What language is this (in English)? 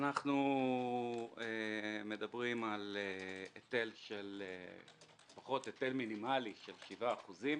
Hebrew